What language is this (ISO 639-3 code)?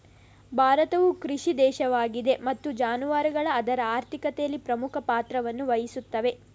kan